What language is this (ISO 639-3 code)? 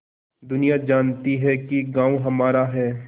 hin